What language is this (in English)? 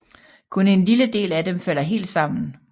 Danish